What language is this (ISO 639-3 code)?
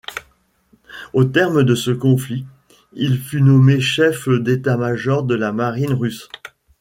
fra